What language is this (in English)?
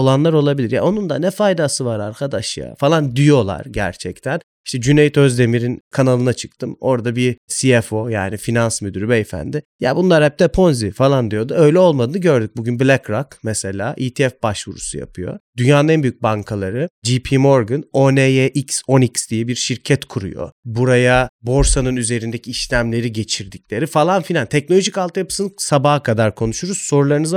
Turkish